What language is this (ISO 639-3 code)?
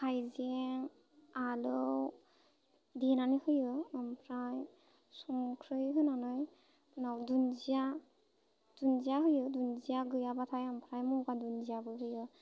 brx